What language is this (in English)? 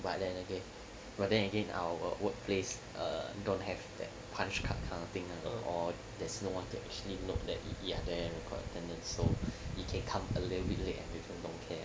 English